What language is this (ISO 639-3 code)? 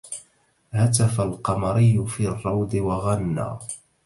ara